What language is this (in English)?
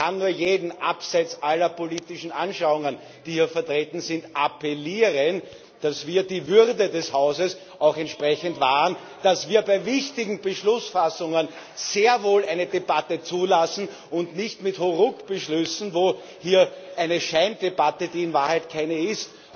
German